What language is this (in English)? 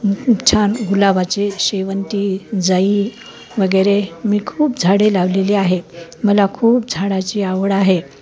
Marathi